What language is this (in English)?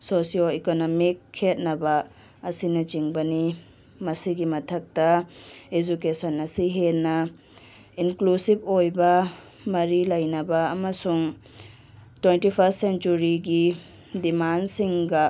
Manipuri